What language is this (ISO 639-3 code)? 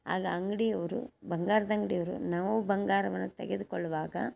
kan